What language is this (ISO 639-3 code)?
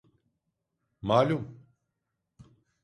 tur